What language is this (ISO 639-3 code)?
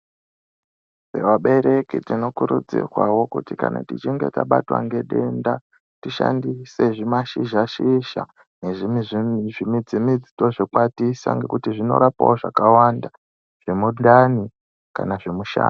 ndc